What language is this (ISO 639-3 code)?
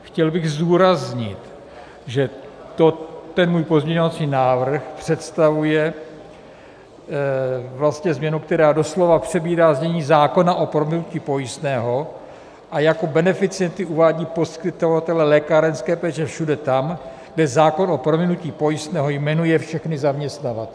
ces